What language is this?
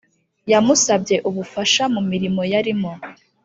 Kinyarwanda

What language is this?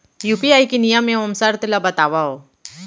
Chhattisgarhi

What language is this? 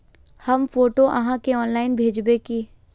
Magahi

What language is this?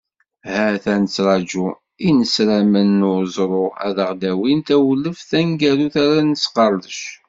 Kabyle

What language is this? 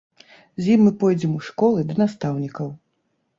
Belarusian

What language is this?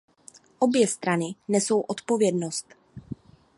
Czech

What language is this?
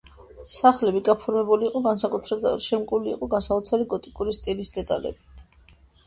Georgian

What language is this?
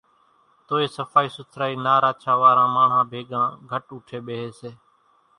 Kachi Koli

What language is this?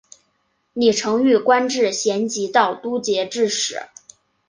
Chinese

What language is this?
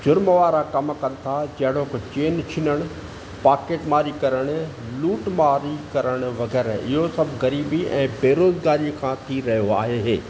Sindhi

